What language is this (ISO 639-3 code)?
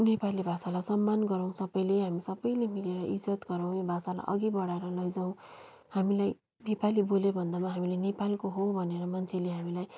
nep